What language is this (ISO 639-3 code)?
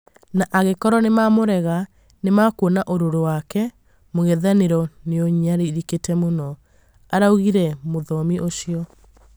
kik